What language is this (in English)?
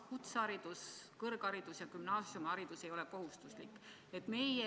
Estonian